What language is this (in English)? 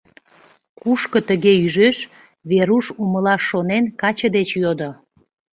Mari